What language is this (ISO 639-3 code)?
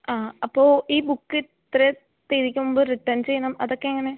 mal